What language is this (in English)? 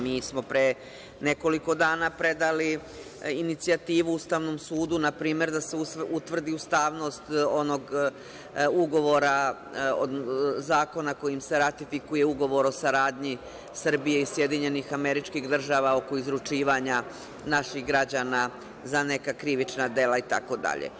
Serbian